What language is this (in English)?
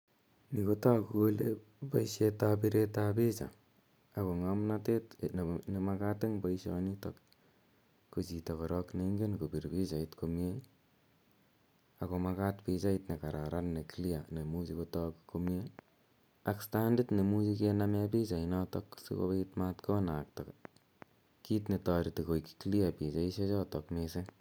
Kalenjin